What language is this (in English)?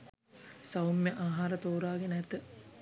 Sinhala